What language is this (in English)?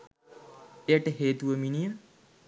Sinhala